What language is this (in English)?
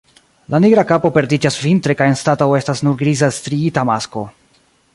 Esperanto